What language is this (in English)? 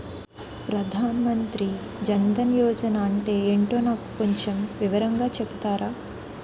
Telugu